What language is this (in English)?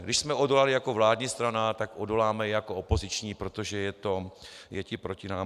Czech